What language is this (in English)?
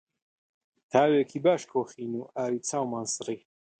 Central Kurdish